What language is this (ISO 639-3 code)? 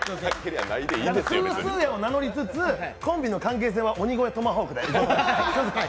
jpn